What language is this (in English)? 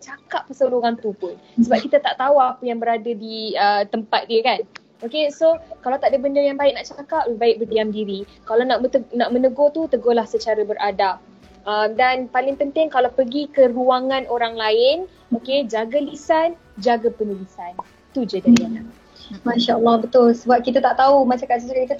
Malay